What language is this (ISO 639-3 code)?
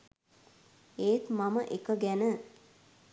sin